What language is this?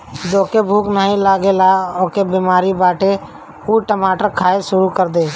Bhojpuri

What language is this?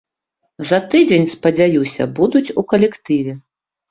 Belarusian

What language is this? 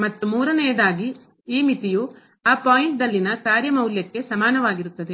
Kannada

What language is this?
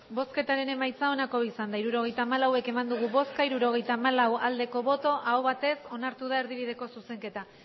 Basque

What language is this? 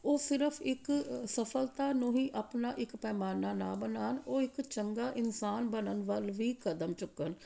Punjabi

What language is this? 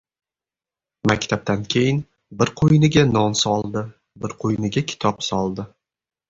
Uzbek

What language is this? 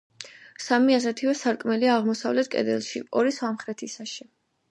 Georgian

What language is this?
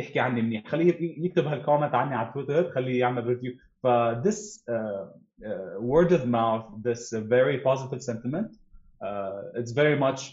Arabic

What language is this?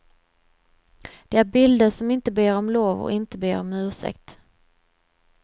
Swedish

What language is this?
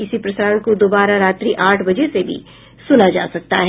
Hindi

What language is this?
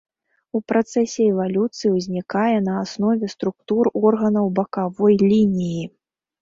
Belarusian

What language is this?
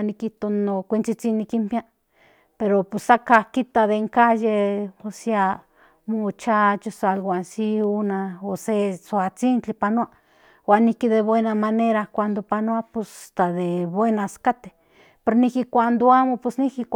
Central Nahuatl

